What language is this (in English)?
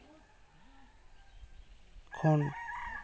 Santali